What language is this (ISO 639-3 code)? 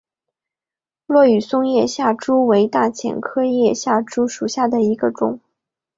zho